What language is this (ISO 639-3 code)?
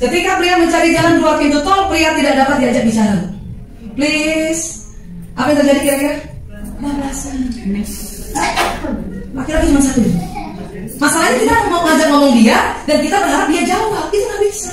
ind